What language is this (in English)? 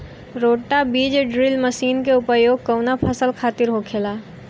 Bhojpuri